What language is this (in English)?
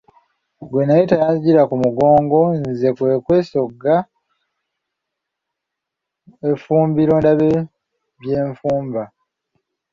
Ganda